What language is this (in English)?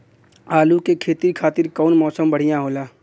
Bhojpuri